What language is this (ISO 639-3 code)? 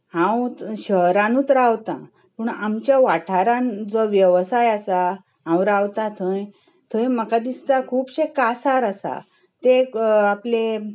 kok